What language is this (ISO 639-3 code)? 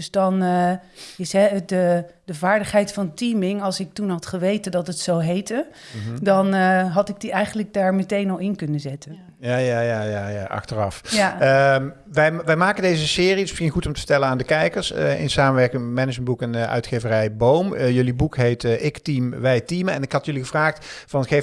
nld